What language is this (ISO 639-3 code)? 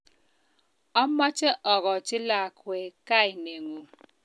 kln